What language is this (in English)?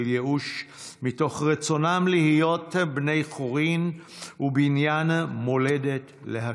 Hebrew